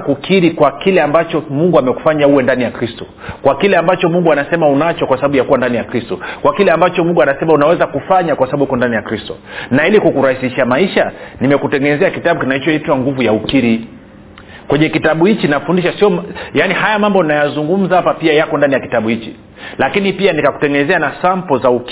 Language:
Swahili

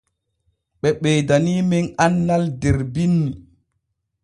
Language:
Borgu Fulfulde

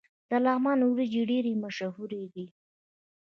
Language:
Pashto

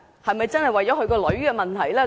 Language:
Cantonese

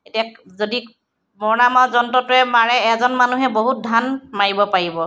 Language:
Assamese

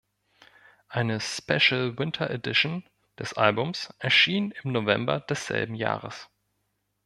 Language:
German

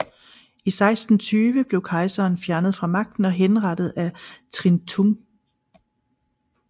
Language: Danish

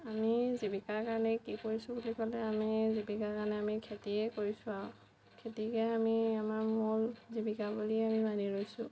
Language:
Assamese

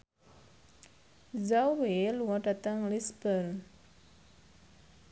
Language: Javanese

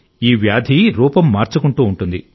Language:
Telugu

